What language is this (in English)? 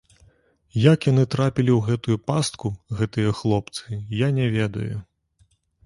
Belarusian